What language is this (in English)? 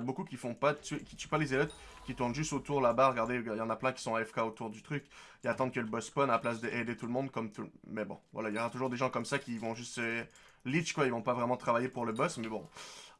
French